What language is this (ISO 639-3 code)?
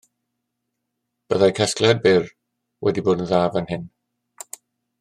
cym